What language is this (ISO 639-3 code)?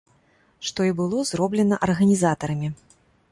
bel